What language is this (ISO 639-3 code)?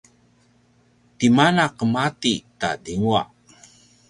pwn